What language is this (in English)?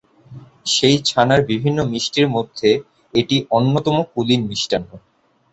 Bangla